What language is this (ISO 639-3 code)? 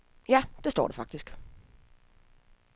dan